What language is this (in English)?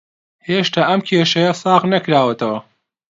Central Kurdish